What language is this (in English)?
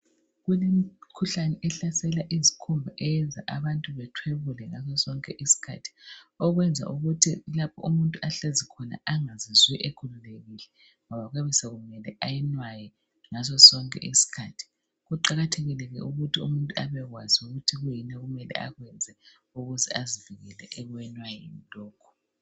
North Ndebele